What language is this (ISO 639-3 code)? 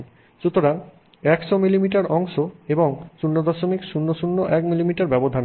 ben